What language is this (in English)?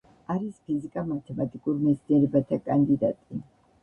Georgian